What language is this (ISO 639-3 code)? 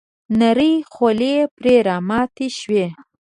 pus